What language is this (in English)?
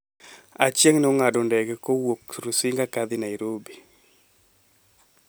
Luo (Kenya and Tanzania)